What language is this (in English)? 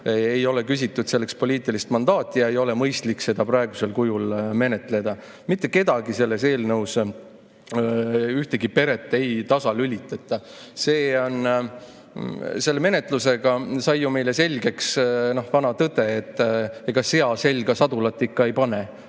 Estonian